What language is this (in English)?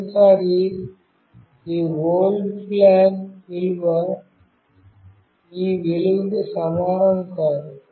Telugu